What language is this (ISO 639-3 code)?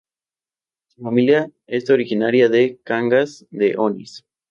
spa